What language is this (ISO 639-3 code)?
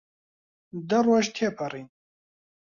ckb